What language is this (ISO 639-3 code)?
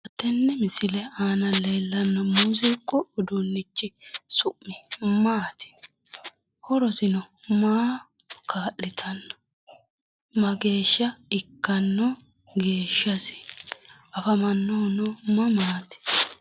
sid